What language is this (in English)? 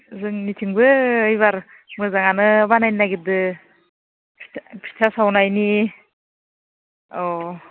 Bodo